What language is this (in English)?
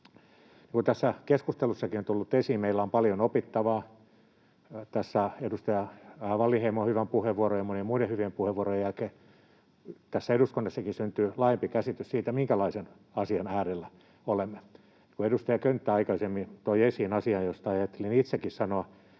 Finnish